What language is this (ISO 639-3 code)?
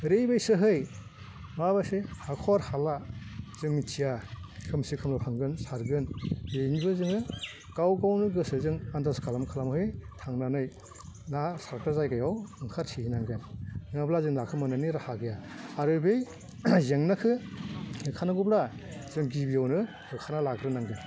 brx